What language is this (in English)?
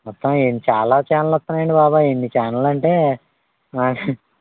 Telugu